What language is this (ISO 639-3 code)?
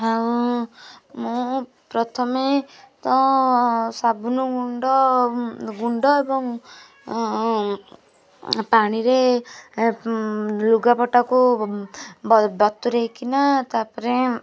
ori